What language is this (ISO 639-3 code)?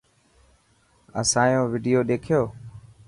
mki